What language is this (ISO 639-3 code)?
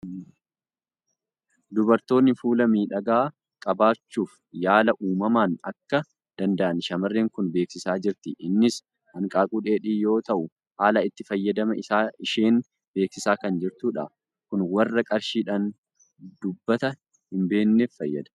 orm